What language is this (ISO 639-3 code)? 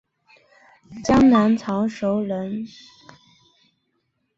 zho